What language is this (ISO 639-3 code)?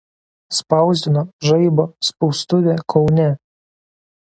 lit